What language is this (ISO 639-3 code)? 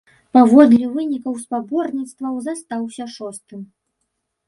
bel